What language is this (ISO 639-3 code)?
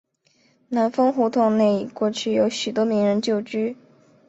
zho